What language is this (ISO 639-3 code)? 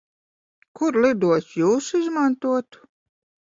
lav